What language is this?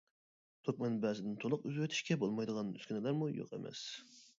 Uyghur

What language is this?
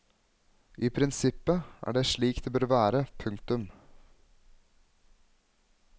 Norwegian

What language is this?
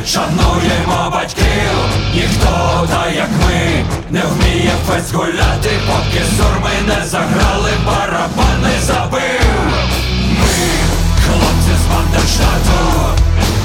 Ukrainian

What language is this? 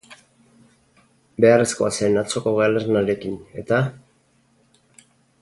Basque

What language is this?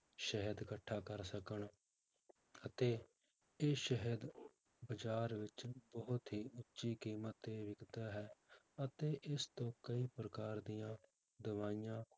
Punjabi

